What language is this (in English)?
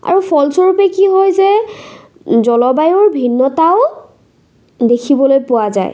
Assamese